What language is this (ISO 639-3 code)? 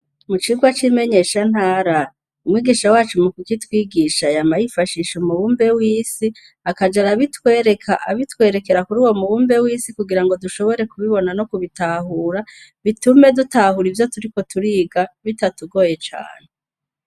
run